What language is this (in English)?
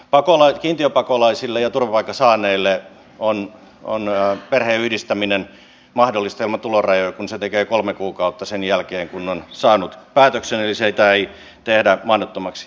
Finnish